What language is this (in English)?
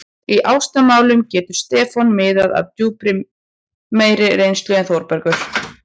Icelandic